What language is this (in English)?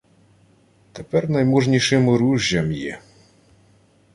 Ukrainian